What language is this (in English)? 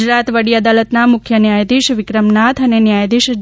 Gujarati